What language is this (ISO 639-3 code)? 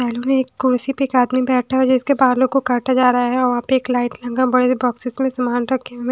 hin